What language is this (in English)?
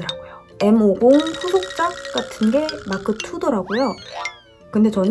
Korean